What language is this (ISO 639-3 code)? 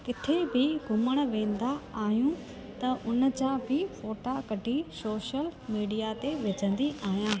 snd